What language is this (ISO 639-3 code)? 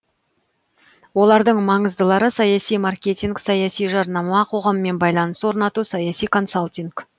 kaz